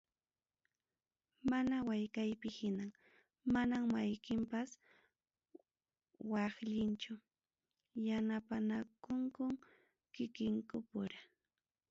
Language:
Ayacucho Quechua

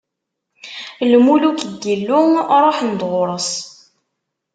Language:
Kabyle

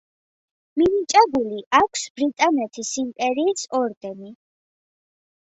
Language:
Georgian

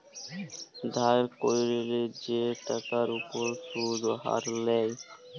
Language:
Bangla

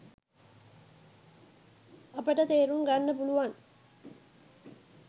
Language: Sinhala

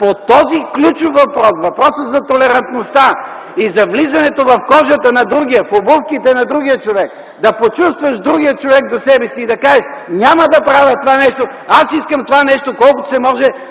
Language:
Bulgarian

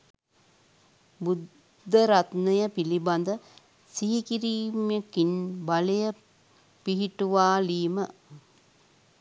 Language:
Sinhala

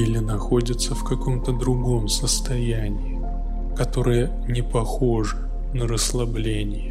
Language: Russian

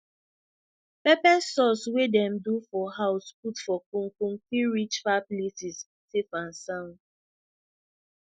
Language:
Nigerian Pidgin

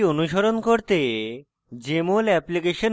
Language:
Bangla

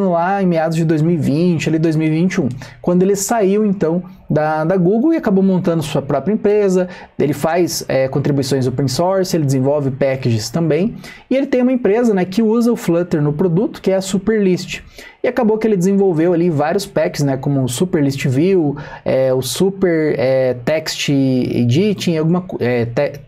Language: Portuguese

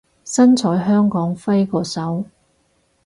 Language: Cantonese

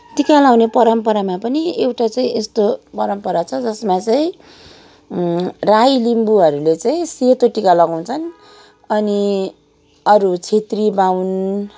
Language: Nepali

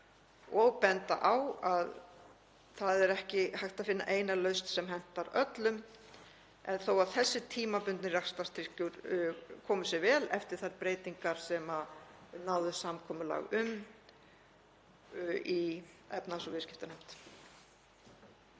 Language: Icelandic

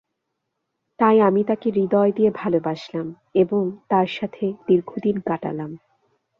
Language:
Bangla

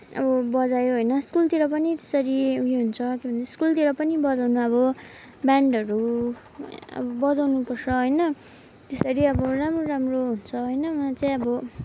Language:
Nepali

